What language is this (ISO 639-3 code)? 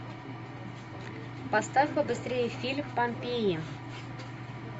rus